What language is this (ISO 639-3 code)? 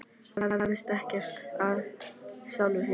isl